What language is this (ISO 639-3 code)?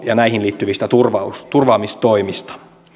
fin